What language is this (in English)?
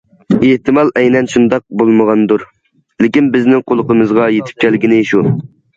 Uyghur